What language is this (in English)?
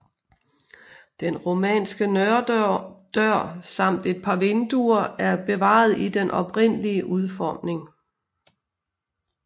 Danish